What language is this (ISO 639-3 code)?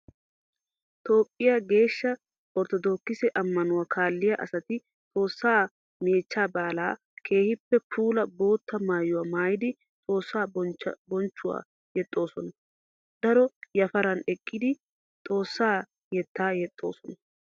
wal